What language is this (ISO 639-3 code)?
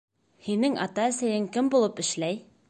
bak